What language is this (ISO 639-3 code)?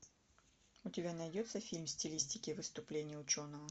rus